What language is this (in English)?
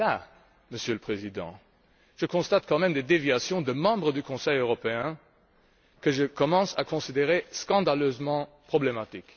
French